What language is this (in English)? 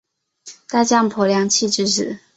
Chinese